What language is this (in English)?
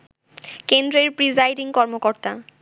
Bangla